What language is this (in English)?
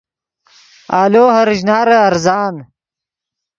Yidgha